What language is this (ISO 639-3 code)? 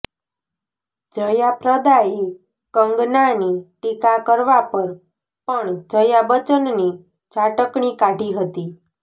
guj